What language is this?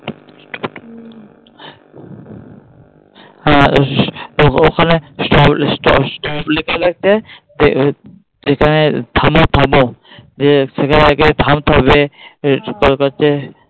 Bangla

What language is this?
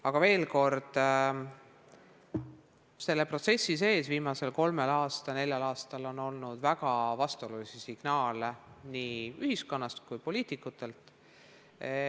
Estonian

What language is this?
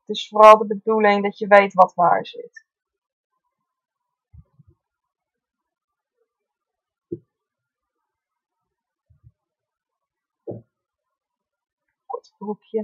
Dutch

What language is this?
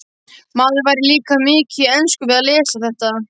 Icelandic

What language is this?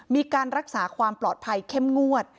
Thai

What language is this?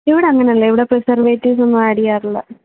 Malayalam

